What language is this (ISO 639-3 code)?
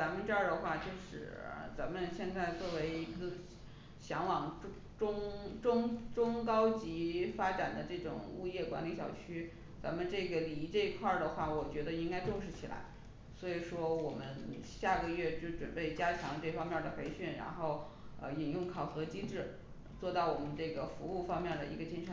zho